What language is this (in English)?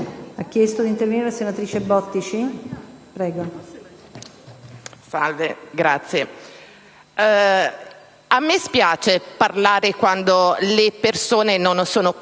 Italian